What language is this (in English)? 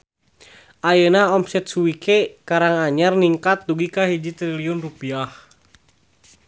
Sundanese